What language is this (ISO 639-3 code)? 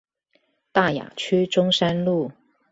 zho